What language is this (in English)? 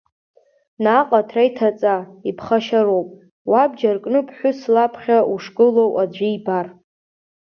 Abkhazian